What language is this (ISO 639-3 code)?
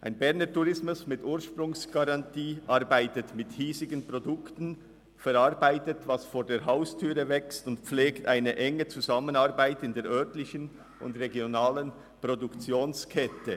gsw